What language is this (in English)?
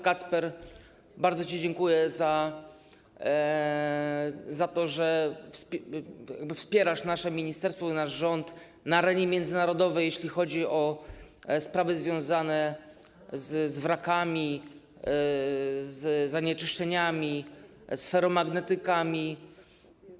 Polish